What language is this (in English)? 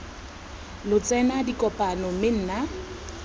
Tswana